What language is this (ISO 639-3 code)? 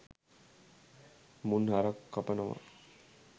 sin